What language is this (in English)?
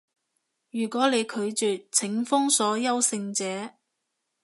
Cantonese